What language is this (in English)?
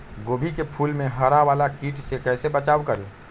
Magahi